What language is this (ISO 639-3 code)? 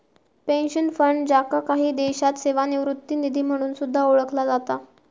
mar